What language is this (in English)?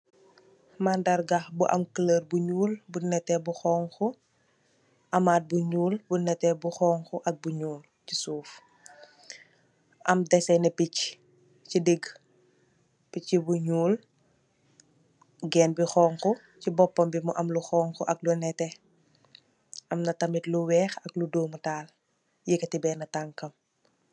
Wolof